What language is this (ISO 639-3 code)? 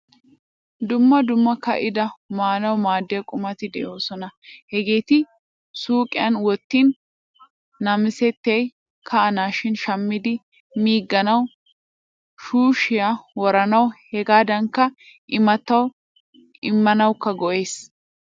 wal